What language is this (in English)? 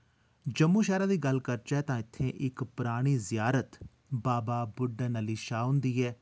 Dogri